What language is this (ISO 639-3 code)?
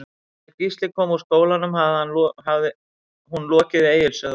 isl